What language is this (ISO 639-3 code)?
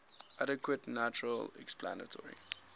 eng